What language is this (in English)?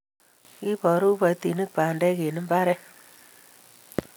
Kalenjin